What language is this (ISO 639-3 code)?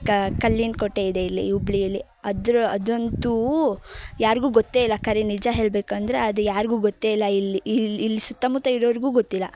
kan